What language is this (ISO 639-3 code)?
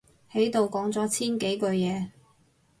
yue